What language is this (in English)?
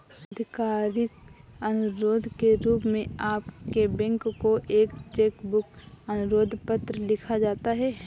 Hindi